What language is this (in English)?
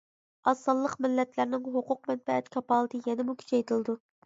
Uyghur